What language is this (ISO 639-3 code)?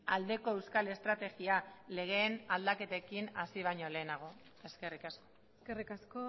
eus